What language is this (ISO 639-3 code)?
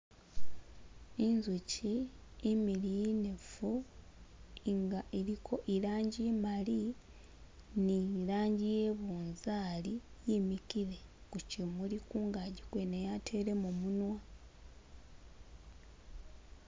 myx